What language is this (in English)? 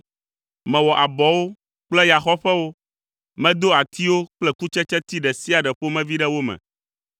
Ewe